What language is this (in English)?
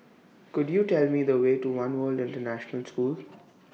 English